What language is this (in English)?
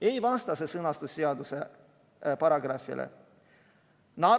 Estonian